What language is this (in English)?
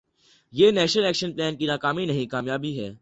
Urdu